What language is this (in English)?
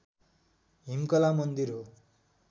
Nepali